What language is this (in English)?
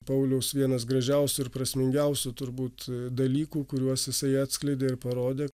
Lithuanian